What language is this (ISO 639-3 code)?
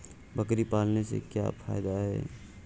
hin